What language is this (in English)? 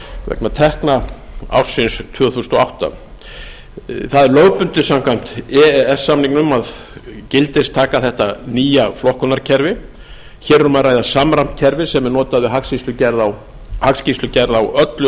Icelandic